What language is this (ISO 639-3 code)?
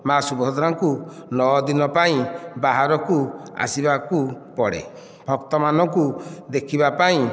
ori